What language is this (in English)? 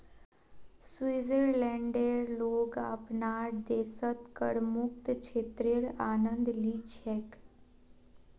Magahi